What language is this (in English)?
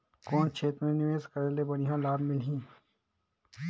Chhattisgarhi